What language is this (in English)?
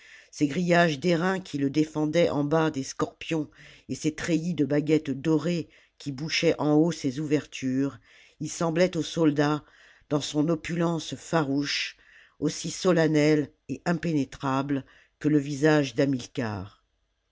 French